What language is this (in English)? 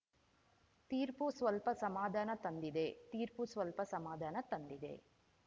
Kannada